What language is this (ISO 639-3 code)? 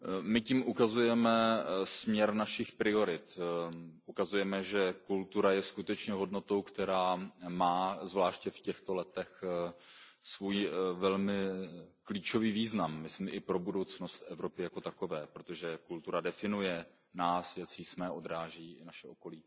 ces